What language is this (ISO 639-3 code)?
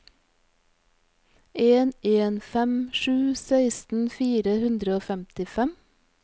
nor